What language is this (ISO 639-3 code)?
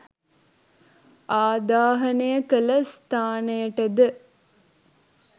sin